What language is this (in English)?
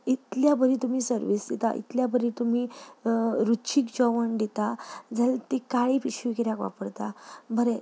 Konkani